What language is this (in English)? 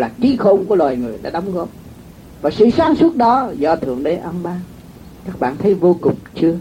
Vietnamese